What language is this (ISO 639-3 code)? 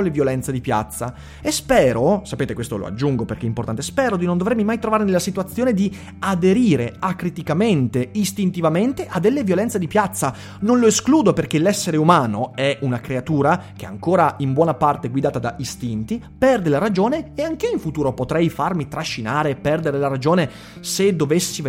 ita